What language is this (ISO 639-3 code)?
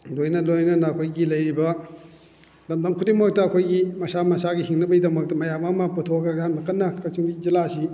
mni